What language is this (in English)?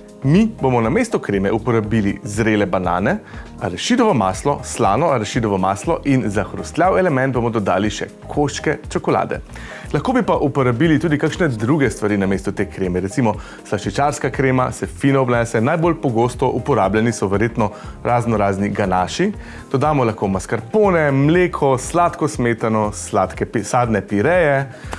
Slovenian